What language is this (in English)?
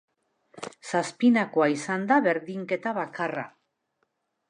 Basque